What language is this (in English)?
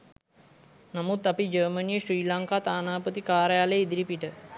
Sinhala